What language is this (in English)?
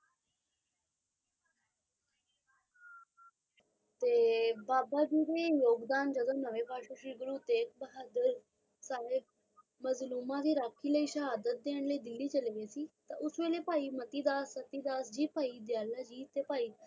Punjabi